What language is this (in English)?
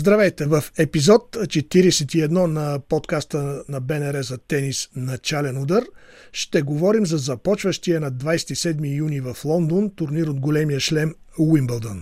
Bulgarian